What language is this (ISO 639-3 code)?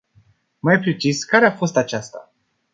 ron